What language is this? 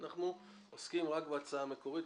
Hebrew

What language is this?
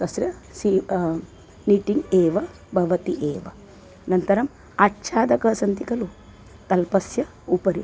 Sanskrit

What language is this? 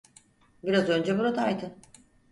Turkish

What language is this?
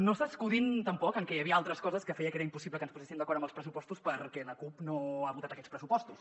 Catalan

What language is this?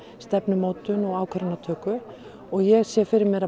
Icelandic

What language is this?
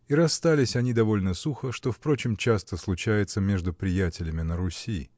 Russian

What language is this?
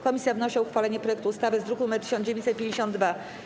Polish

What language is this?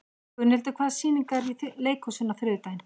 Icelandic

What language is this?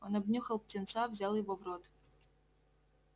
Russian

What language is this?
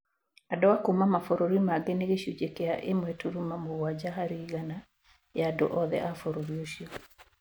Kikuyu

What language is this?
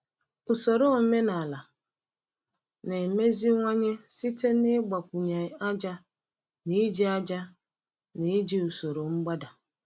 Igbo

